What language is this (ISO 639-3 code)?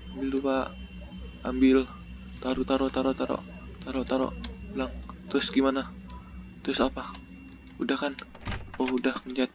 ind